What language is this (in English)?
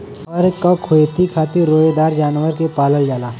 Bhojpuri